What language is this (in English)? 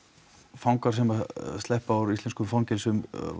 Icelandic